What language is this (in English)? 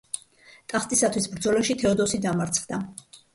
Georgian